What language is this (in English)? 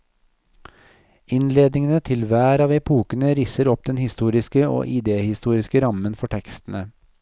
Norwegian